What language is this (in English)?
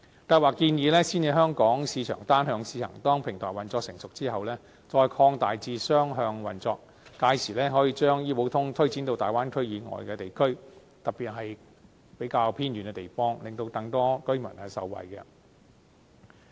Cantonese